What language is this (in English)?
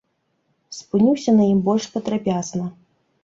Belarusian